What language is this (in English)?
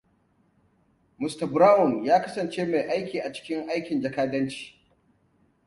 Hausa